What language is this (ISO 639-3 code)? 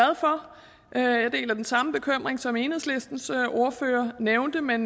dan